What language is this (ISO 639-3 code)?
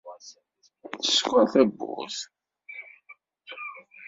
kab